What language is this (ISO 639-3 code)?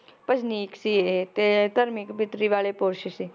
pan